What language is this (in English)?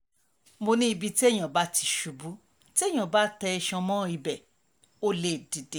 Yoruba